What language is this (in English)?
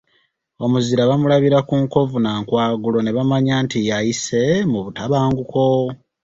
Ganda